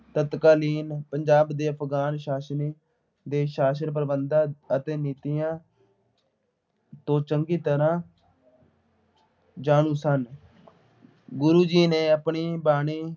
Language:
Punjabi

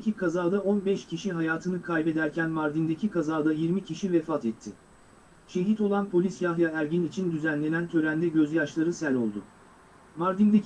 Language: Turkish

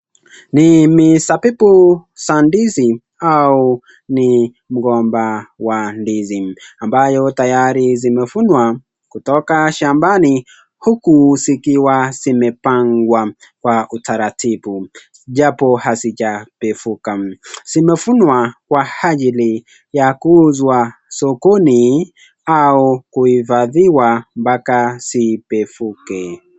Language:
Swahili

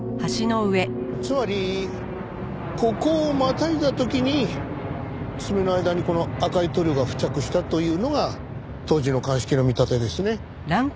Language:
Japanese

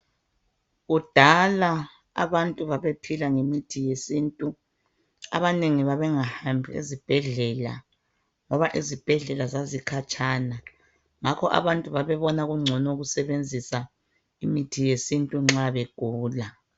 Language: North Ndebele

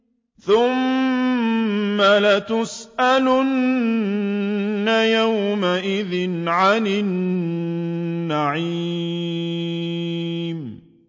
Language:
Arabic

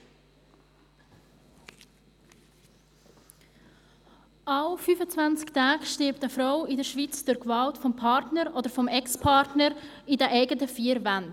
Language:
Swiss German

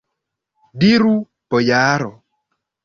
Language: Esperanto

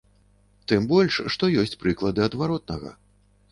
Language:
Belarusian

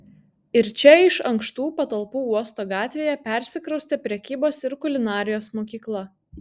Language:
Lithuanian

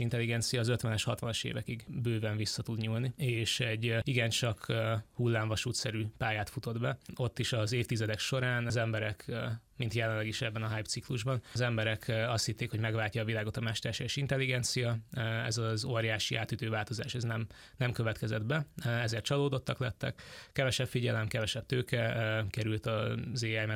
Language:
Hungarian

